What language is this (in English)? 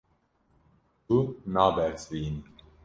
Kurdish